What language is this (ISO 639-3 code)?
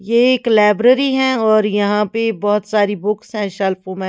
hin